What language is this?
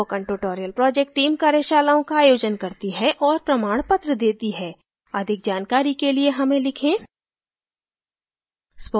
Hindi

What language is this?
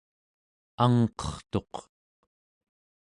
Central Yupik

